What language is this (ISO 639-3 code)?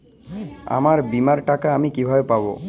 ben